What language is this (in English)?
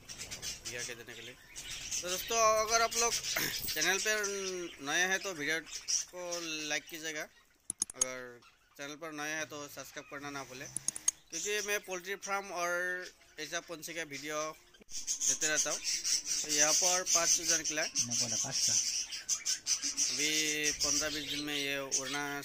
Hindi